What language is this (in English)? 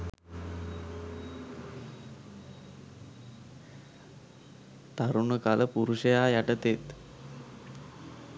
Sinhala